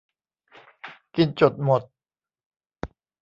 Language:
Thai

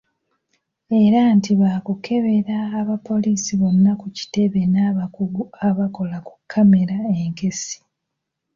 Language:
Ganda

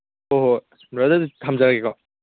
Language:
Manipuri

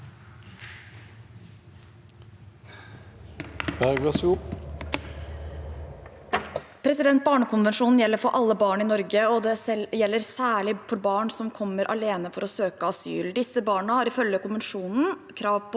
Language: Norwegian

